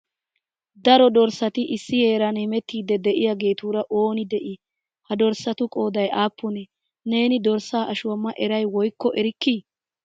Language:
Wolaytta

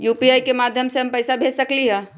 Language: Magahi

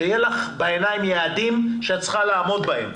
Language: Hebrew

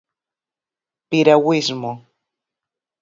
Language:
Galician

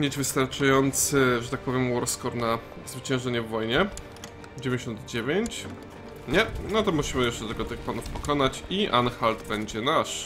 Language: Polish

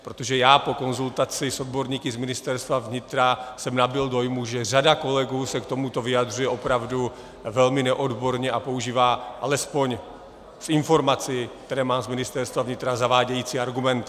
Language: Czech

